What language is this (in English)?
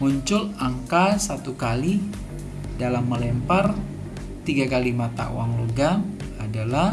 Indonesian